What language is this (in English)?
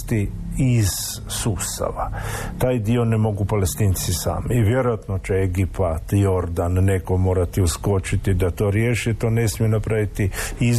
Croatian